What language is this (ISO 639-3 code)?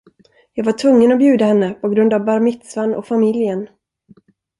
swe